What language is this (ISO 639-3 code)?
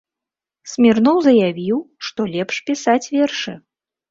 bel